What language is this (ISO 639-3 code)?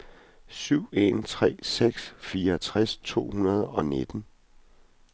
dan